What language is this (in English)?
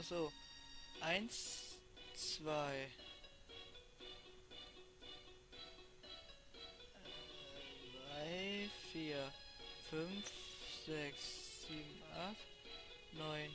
German